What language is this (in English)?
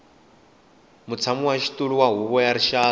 Tsonga